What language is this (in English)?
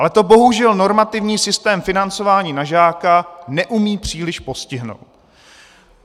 Czech